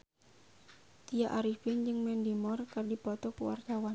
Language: Sundanese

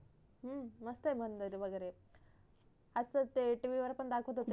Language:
Marathi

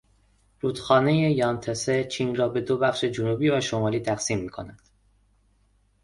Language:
Persian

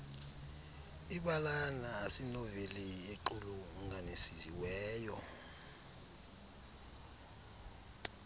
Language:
Xhosa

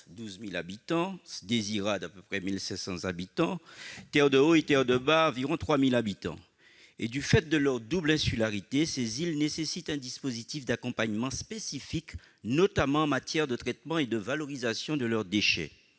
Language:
French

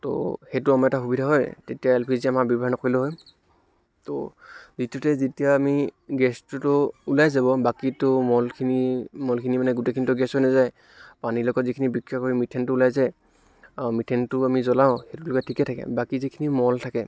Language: Assamese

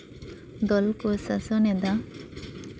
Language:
Santali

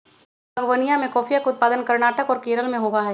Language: Magahi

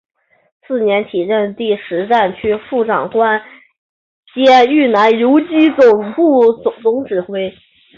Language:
Chinese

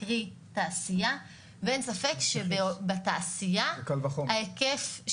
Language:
Hebrew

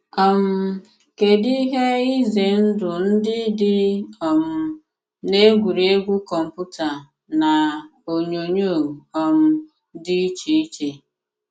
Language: Igbo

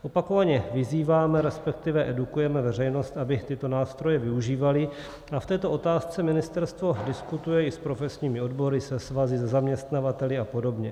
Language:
Czech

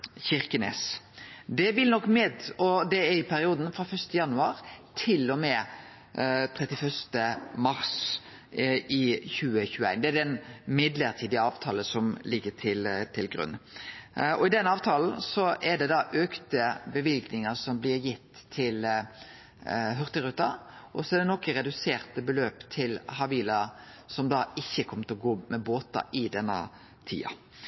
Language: Norwegian Nynorsk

